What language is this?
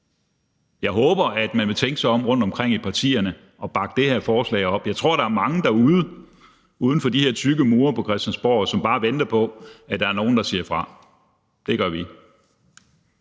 Danish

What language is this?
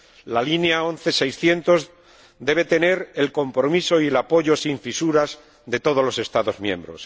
Spanish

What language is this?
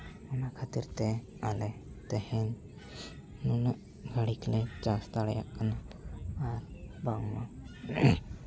Santali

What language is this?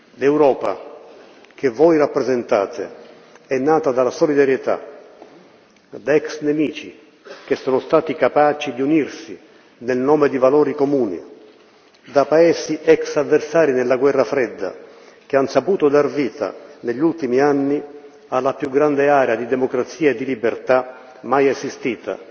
Italian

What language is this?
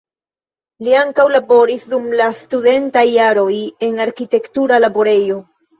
Esperanto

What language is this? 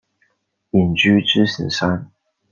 Chinese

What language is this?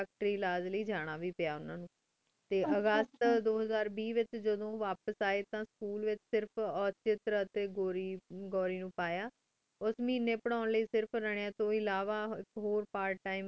Punjabi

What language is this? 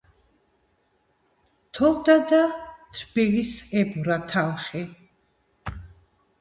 Georgian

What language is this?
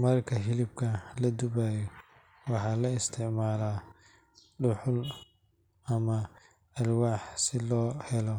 Somali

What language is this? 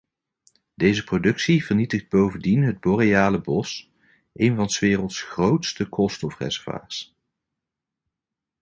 Dutch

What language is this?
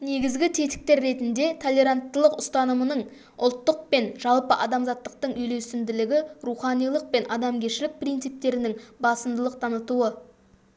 Kazakh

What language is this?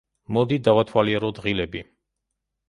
Georgian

